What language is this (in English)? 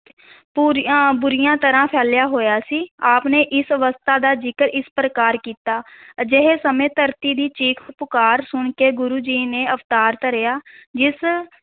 Punjabi